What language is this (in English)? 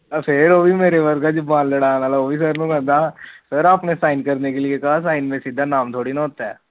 Punjabi